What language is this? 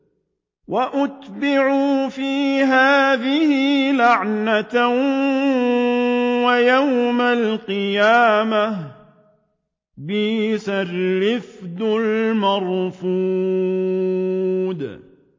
Arabic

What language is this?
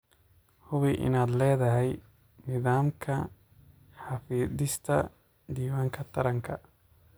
Somali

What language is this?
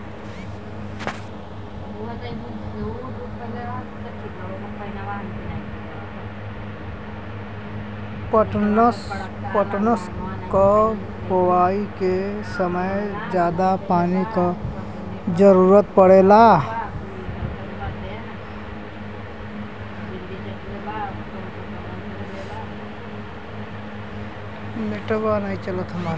Bhojpuri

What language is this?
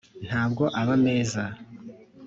Kinyarwanda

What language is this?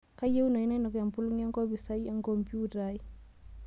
Masai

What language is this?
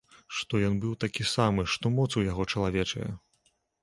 Belarusian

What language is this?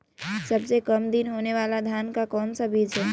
Magahi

